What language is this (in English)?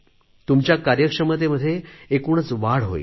Marathi